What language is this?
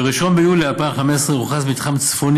Hebrew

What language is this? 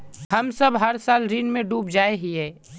Magahi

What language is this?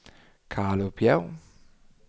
Danish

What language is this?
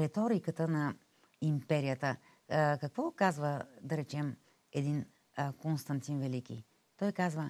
Bulgarian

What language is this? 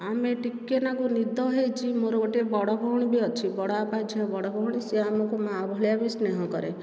Odia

